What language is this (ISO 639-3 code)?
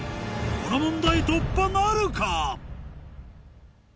jpn